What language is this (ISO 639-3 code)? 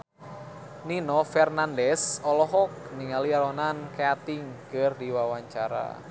sun